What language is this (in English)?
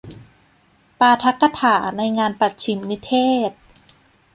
Thai